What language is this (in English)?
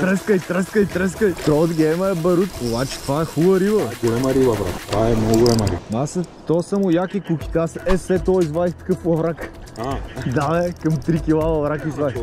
Bulgarian